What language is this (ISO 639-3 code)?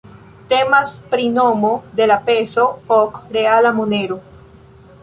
epo